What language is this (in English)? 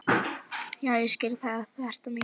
Icelandic